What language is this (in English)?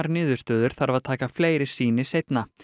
Icelandic